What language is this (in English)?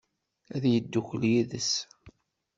Kabyle